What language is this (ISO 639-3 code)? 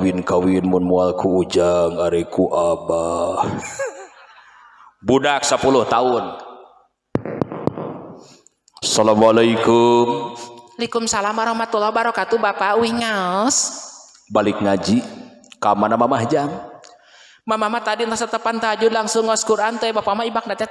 ind